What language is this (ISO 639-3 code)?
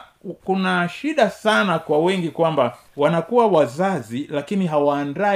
swa